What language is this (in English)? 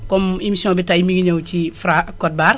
Wolof